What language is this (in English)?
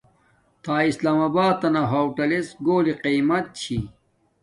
Domaaki